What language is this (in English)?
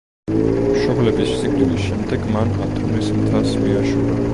Georgian